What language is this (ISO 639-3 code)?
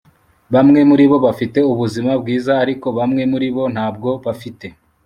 kin